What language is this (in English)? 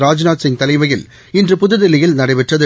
Tamil